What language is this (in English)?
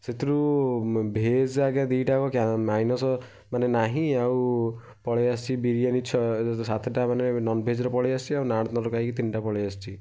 Odia